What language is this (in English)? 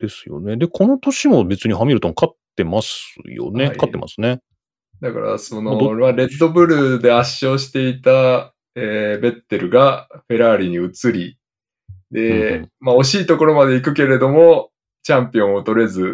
Japanese